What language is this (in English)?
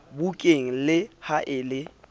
Southern Sotho